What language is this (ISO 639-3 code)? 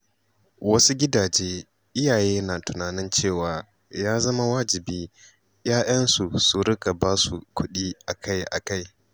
hau